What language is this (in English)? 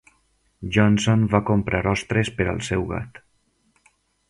Catalan